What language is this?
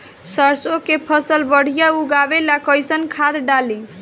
Bhojpuri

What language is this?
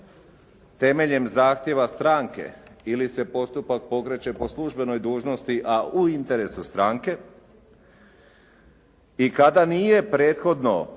Croatian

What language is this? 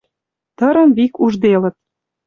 Western Mari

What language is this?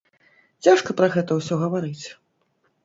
Belarusian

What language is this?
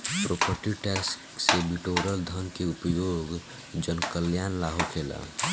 Bhojpuri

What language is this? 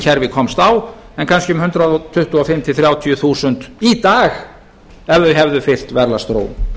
Icelandic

